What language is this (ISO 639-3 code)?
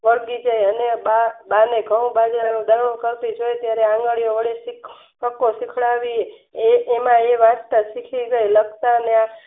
guj